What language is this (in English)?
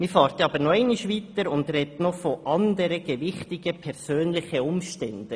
Swiss German